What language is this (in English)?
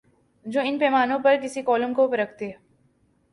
Urdu